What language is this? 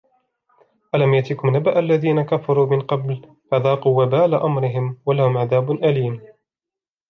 Arabic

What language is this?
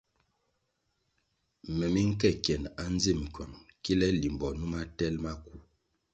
Kwasio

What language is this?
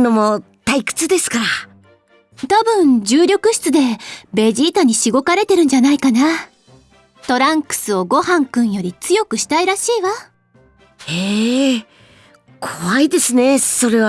Japanese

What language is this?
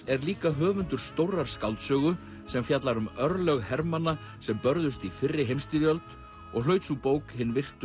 Icelandic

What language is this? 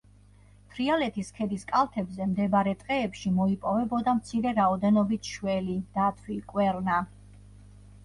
Georgian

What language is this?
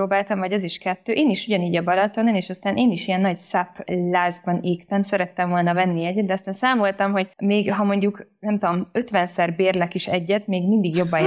Hungarian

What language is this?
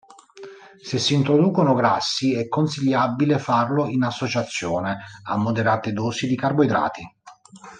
Italian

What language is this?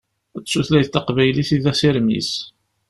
Kabyle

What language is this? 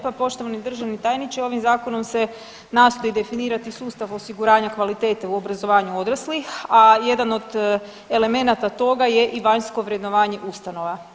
Croatian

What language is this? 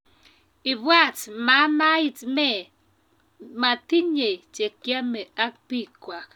Kalenjin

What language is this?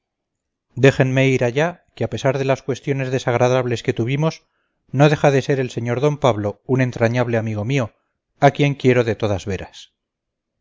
Spanish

